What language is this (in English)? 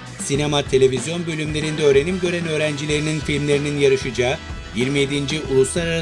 Turkish